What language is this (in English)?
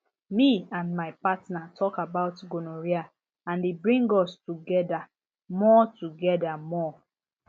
Nigerian Pidgin